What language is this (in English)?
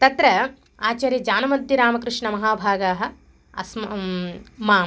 Sanskrit